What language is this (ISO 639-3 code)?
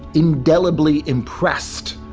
eng